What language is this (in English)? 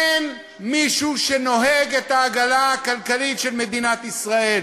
Hebrew